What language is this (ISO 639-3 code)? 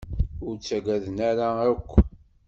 kab